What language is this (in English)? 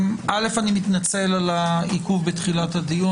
Hebrew